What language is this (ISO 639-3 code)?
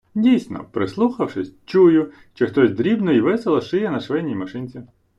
ukr